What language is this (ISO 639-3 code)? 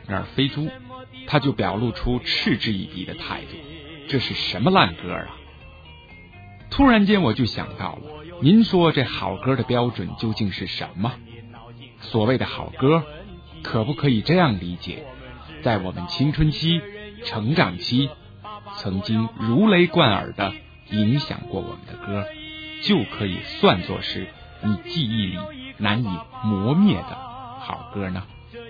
zho